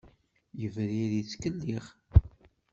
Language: Kabyle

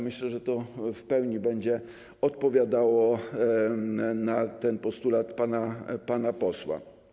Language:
Polish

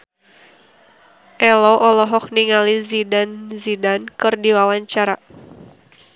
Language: Sundanese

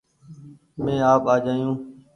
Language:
Goaria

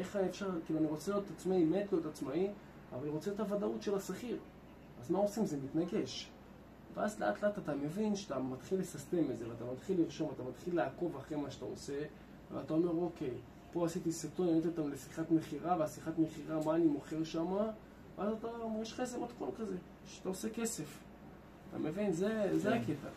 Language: Hebrew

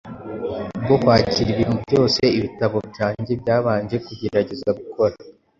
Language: Kinyarwanda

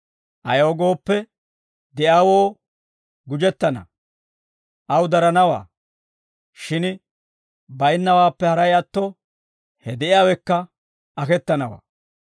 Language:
Dawro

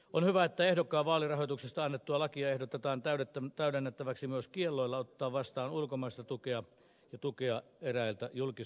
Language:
Finnish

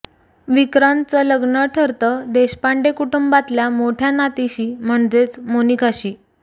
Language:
Marathi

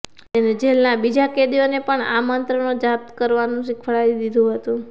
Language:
Gujarati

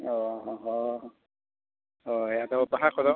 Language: Santali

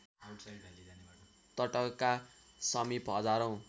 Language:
Nepali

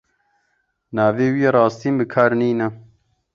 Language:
Kurdish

